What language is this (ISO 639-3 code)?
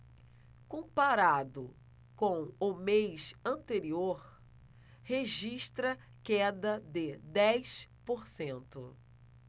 por